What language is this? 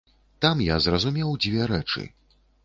Belarusian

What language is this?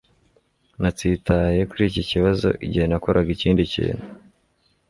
Kinyarwanda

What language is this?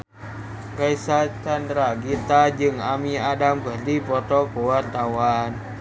Sundanese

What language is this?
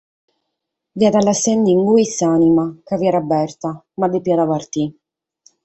Sardinian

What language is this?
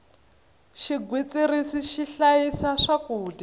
Tsonga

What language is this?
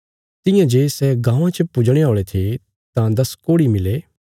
Bilaspuri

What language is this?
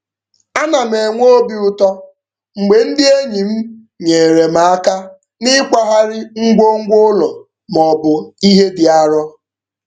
Igbo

